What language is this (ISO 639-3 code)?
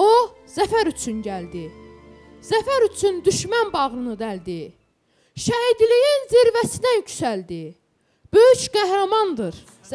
tur